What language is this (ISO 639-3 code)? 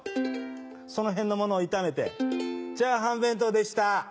jpn